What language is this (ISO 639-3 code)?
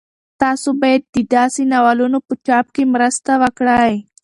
pus